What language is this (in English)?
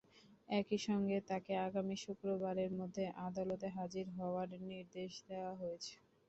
Bangla